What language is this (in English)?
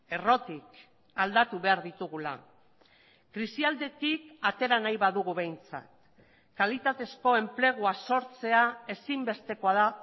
Basque